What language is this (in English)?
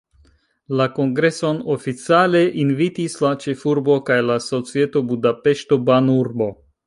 Esperanto